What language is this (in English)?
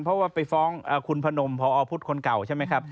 Thai